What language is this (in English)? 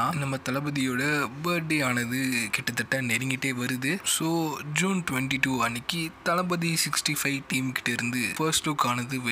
Indonesian